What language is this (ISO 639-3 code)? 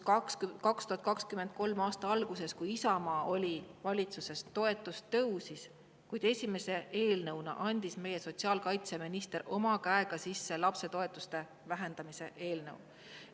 est